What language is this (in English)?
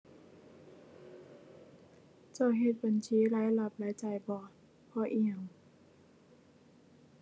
Thai